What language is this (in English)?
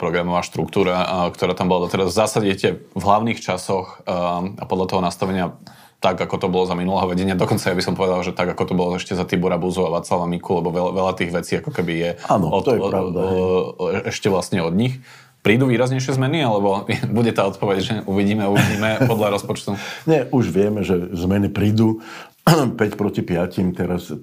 Slovak